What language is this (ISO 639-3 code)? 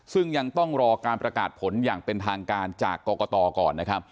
tha